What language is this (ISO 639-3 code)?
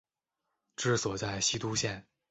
zho